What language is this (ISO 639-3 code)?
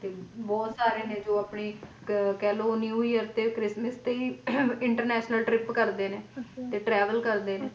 pan